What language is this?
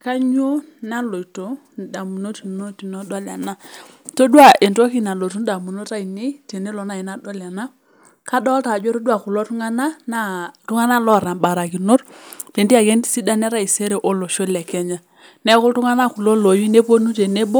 Masai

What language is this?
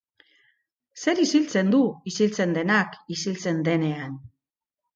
Basque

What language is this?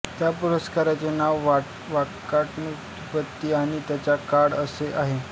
Marathi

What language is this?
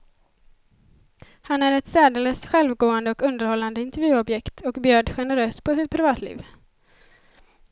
Swedish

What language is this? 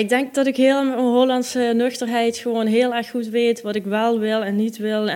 Dutch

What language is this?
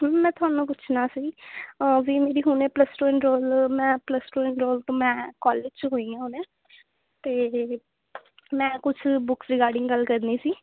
Punjabi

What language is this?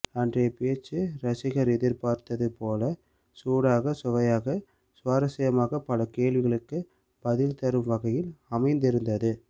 Tamil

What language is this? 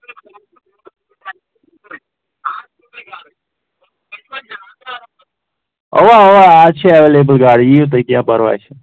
Kashmiri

